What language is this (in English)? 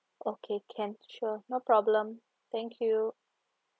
English